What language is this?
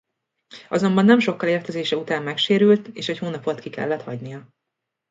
Hungarian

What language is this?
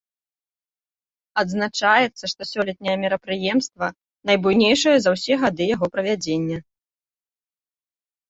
Belarusian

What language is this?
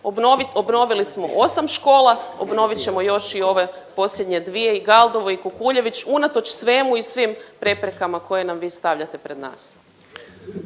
Croatian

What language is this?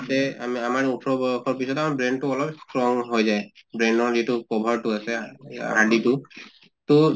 Assamese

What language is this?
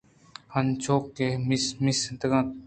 Eastern Balochi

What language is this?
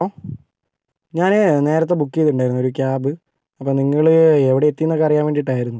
Malayalam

